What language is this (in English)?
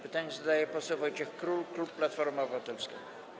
Polish